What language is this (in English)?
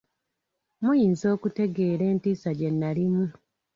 Ganda